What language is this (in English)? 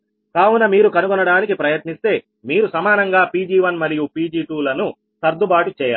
Telugu